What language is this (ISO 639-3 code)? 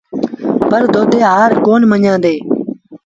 sbn